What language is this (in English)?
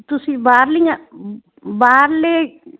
Punjabi